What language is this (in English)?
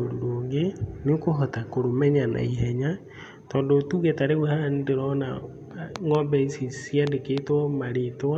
Kikuyu